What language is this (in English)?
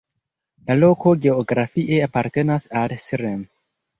Esperanto